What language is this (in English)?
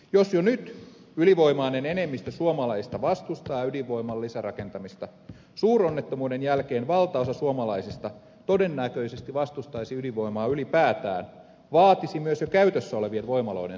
Finnish